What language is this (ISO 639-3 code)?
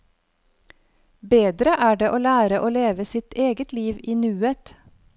nor